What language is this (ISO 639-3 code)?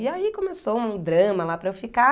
por